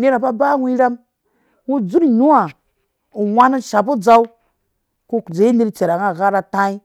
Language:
Dũya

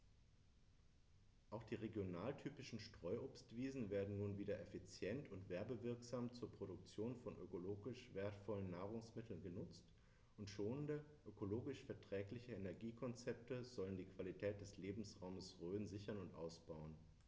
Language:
German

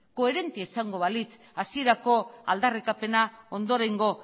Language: Basque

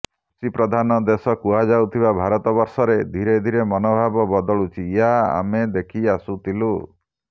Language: Odia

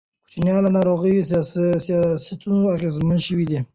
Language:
Pashto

